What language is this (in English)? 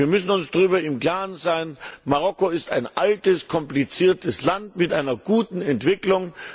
German